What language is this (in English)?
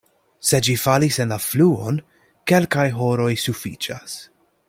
Esperanto